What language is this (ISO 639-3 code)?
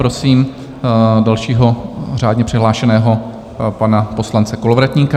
ces